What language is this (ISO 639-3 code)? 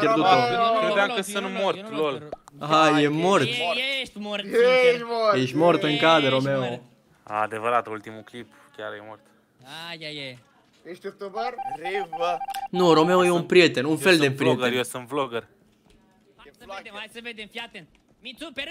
ron